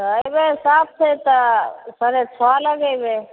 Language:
Maithili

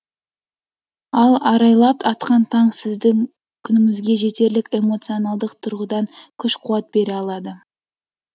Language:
Kazakh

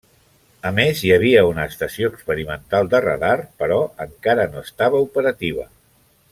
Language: Catalan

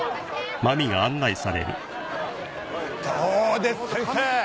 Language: Japanese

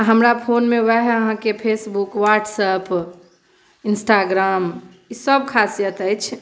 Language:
Maithili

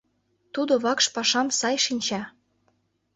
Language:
Mari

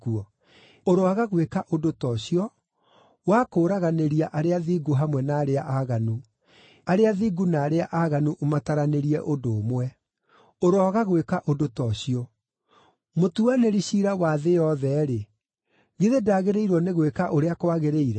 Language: Kikuyu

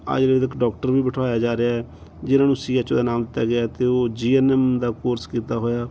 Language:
Punjabi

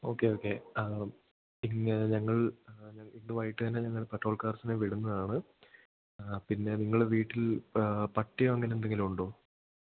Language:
Malayalam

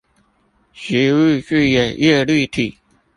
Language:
Chinese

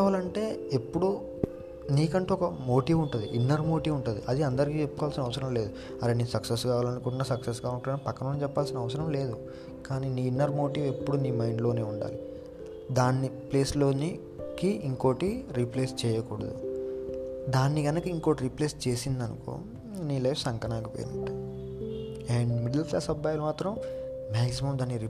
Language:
Telugu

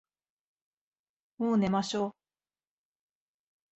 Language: Japanese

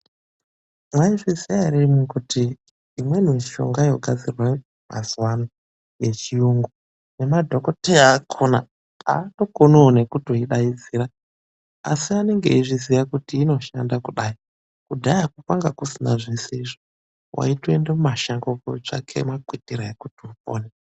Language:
Ndau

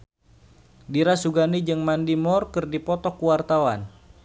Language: Sundanese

